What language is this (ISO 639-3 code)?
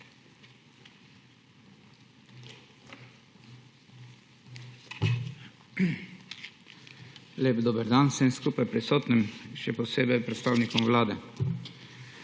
slv